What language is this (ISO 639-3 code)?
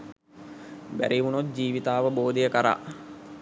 sin